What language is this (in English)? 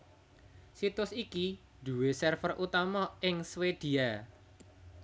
Javanese